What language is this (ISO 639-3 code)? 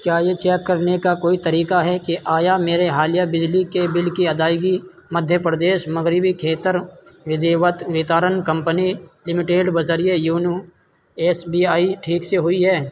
urd